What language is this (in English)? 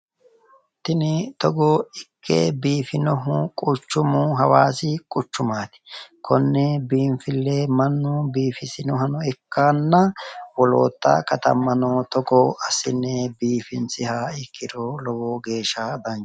Sidamo